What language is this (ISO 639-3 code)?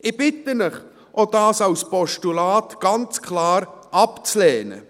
gsw